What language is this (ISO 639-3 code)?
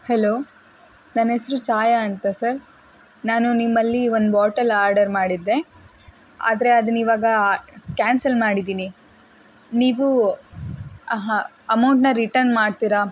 kan